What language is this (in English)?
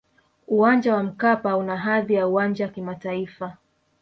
Swahili